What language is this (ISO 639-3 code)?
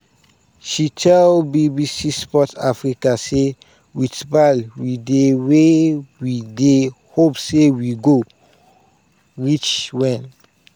pcm